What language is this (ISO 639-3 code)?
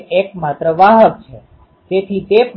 guj